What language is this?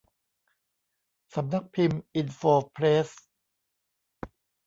Thai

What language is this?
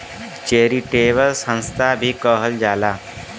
Bhojpuri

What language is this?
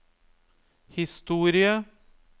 Norwegian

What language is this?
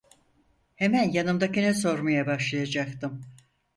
Turkish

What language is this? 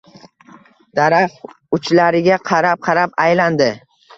Uzbek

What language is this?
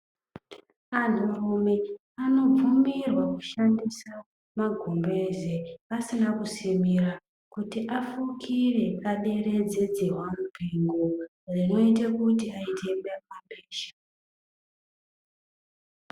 Ndau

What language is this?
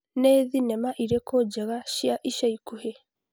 Kikuyu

